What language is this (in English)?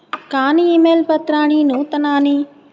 Sanskrit